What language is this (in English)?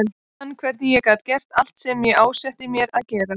Icelandic